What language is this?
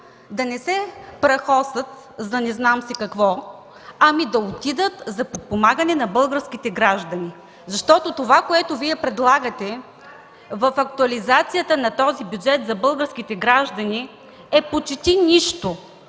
Bulgarian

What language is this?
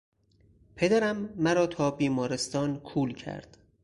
Persian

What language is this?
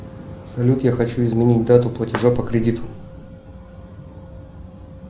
Russian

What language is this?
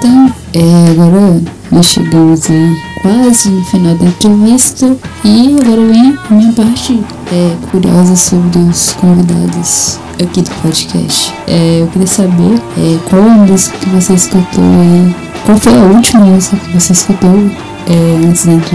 Portuguese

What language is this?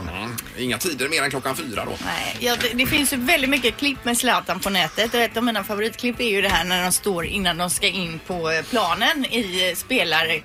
Swedish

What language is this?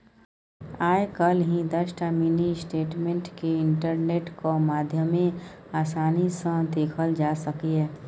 Maithili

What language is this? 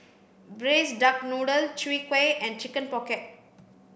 English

